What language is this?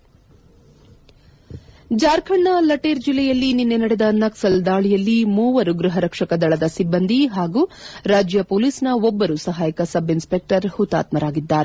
Kannada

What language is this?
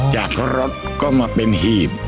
Thai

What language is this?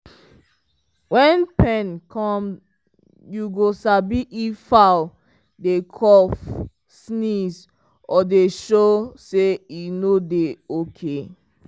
Nigerian Pidgin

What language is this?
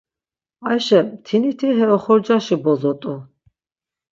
Laz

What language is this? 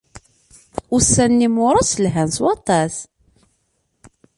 Kabyle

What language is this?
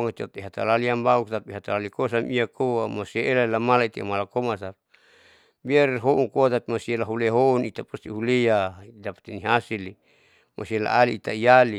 Saleman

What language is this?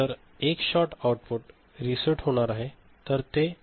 Marathi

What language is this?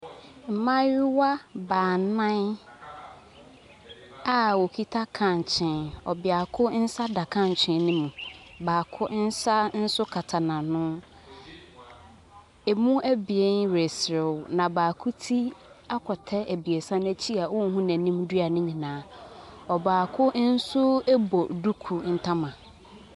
Akan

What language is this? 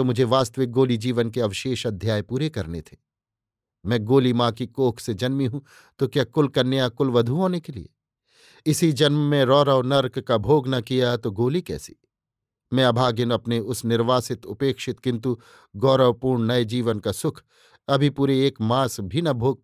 Hindi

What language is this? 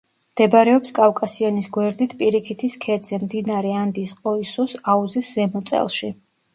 Georgian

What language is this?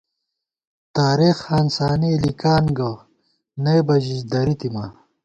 Gawar-Bati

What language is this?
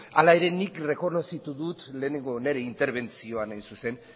Basque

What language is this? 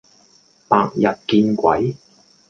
Cantonese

